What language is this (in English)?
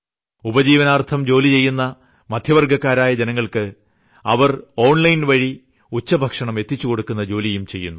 Malayalam